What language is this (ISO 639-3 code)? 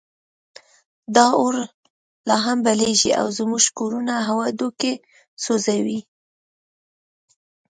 pus